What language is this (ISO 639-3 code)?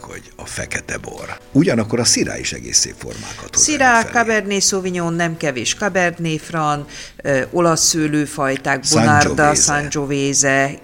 hun